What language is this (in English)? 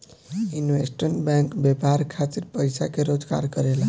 Bhojpuri